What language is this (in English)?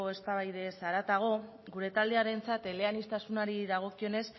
Basque